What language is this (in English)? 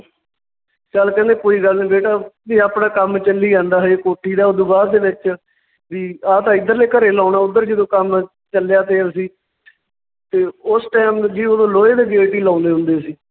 Punjabi